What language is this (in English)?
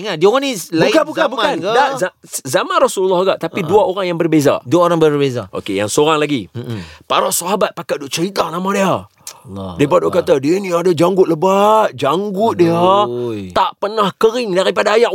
Malay